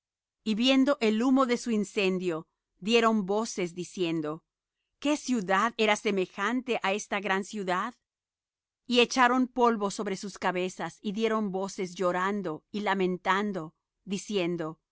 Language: Spanish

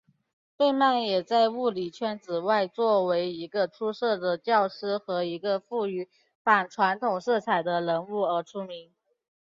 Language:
Chinese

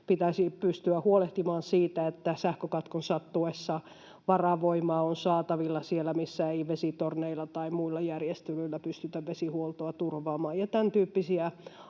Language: Finnish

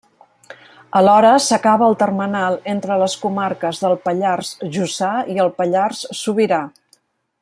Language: Catalan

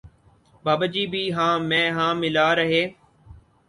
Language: Urdu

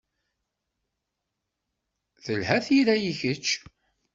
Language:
Kabyle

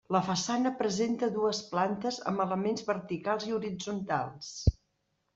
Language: Catalan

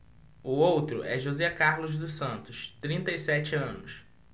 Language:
Portuguese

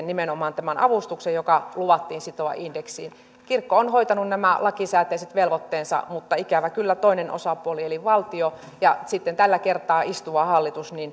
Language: Finnish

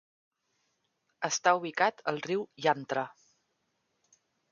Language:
Catalan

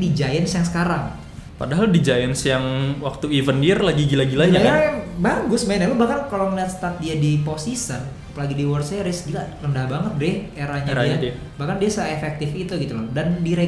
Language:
Indonesian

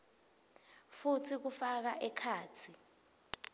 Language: Swati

